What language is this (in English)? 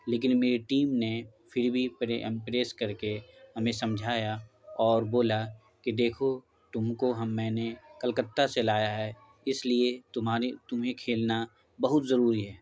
Urdu